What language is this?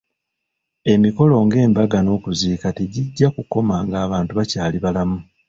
Ganda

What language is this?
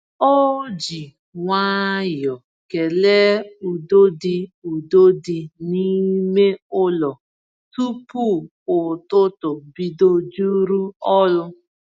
Igbo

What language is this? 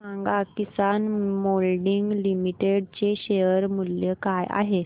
Marathi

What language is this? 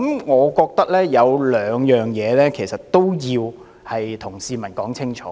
Cantonese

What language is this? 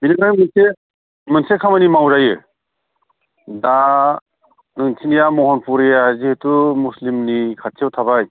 Bodo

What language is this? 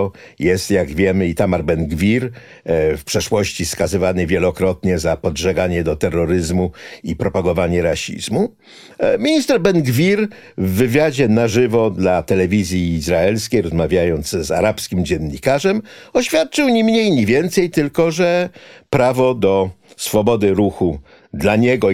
Polish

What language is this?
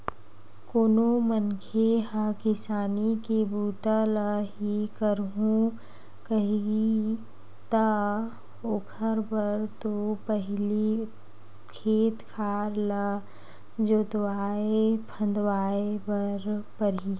Chhattisgarhi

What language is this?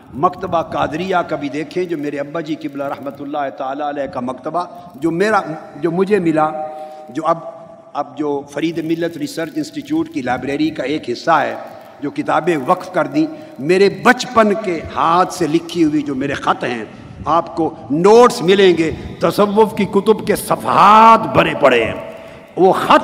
Urdu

